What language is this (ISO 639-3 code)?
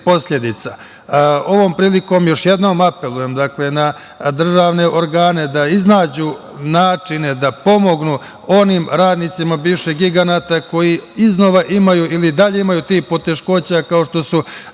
srp